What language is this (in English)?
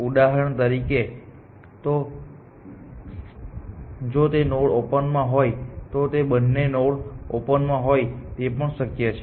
Gujarati